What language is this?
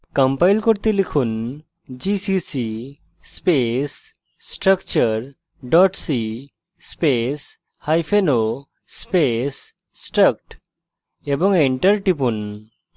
Bangla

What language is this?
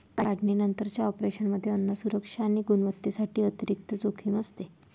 Marathi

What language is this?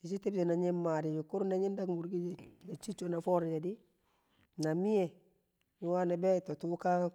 Kamo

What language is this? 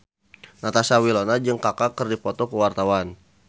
Sundanese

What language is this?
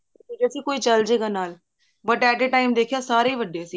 Punjabi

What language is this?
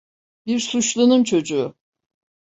Turkish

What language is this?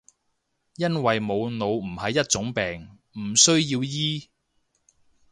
Cantonese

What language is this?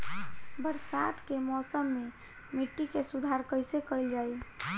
Bhojpuri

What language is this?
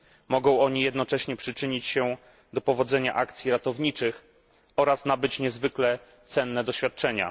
Polish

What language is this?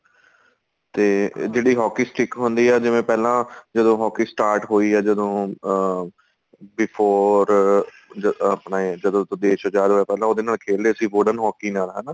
Punjabi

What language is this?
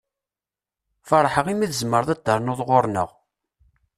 Kabyle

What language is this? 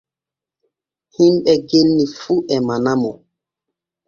Borgu Fulfulde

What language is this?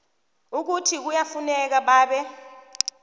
South Ndebele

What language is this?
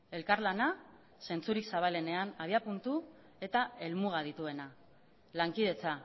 Basque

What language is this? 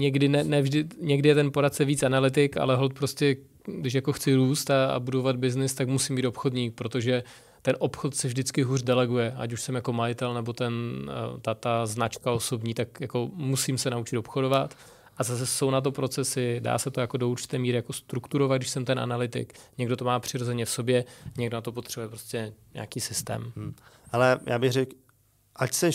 Czech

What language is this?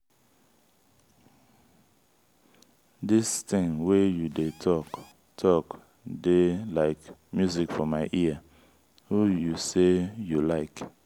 Nigerian Pidgin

